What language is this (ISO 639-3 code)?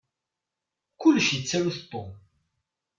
kab